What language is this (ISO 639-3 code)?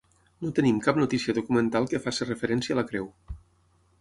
cat